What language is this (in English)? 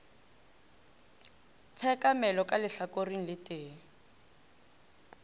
Northern Sotho